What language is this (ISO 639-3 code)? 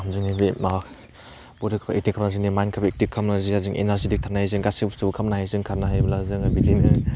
brx